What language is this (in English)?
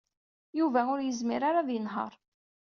Kabyle